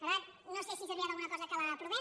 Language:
Catalan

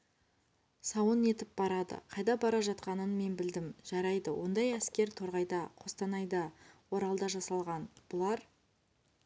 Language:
Kazakh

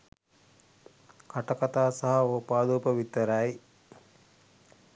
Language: Sinhala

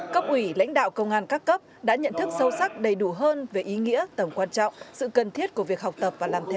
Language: Vietnamese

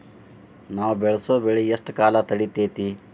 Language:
Kannada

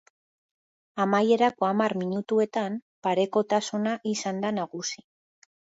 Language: Basque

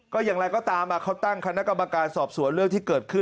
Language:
Thai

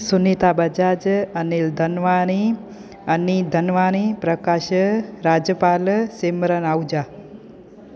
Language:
Sindhi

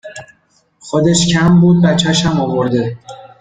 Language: Persian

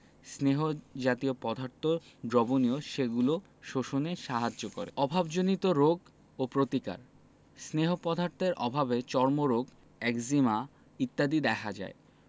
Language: Bangla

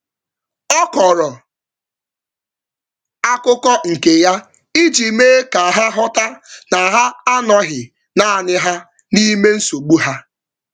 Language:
Igbo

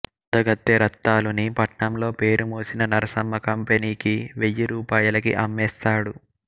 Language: Telugu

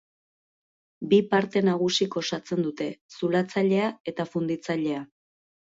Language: Basque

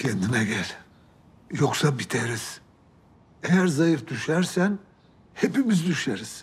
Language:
Turkish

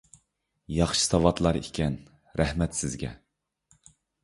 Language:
Uyghur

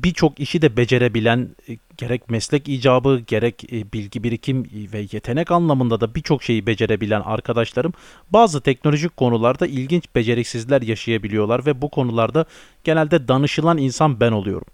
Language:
Turkish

